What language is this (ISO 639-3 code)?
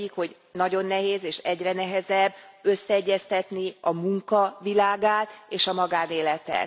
hun